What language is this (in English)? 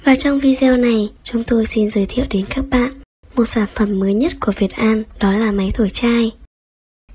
Vietnamese